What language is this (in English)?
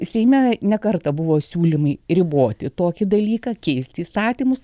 Lithuanian